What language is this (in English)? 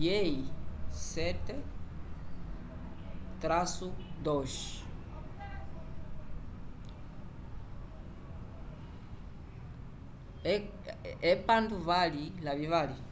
Umbundu